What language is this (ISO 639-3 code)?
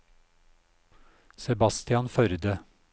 nor